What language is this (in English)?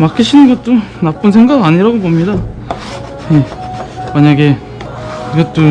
Korean